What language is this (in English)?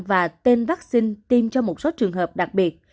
Vietnamese